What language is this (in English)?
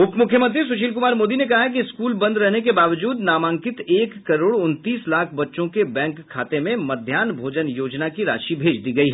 Hindi